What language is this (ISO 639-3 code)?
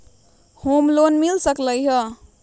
mag